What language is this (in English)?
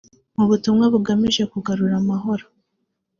Kinyarwanda